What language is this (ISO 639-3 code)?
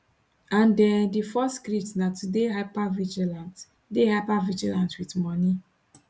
pcm